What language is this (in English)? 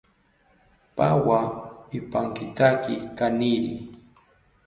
South Ucayali Ashéninka